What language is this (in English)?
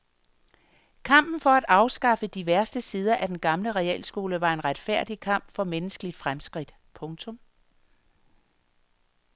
Danish